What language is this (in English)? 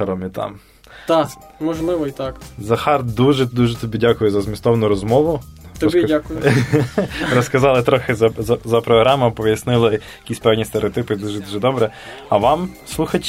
Ukrainian